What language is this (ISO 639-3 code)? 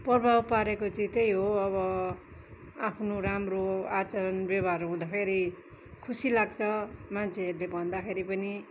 nep